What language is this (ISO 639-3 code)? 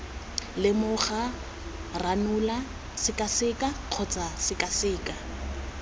tsn